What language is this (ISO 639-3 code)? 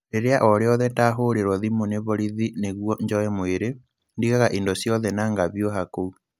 kik